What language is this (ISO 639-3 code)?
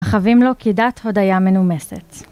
heb